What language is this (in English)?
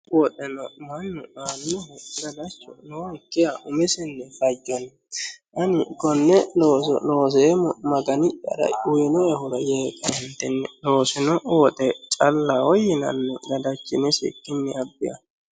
Sidamo